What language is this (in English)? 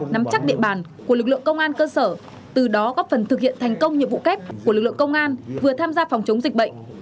Vietnamese